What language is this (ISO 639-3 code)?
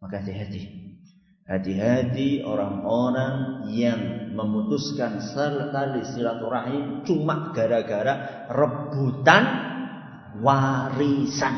ind